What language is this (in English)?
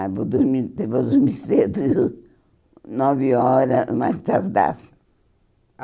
Portuguese